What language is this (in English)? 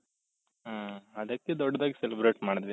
Kannada